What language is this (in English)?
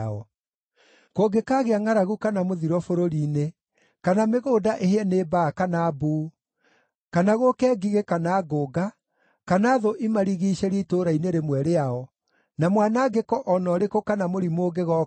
Kikuyu